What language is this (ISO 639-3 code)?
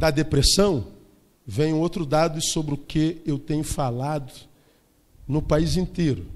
por